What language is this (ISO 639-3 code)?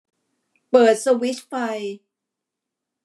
tha